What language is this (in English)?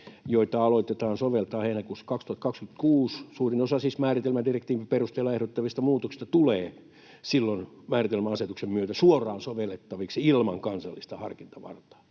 Finnish